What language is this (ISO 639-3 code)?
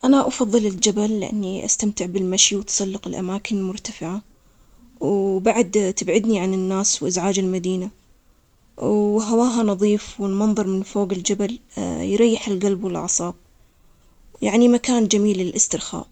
acx